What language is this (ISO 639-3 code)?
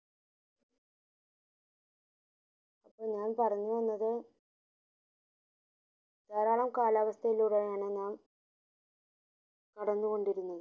mal